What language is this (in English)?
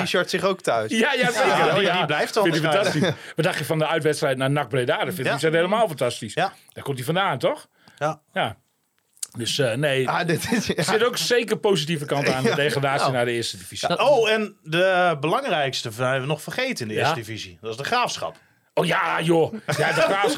Dutch